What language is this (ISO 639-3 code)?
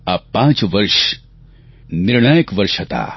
guj